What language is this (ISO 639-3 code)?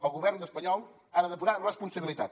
cat